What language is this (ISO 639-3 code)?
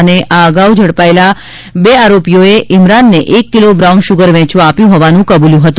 guj